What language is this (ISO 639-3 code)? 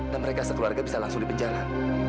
ind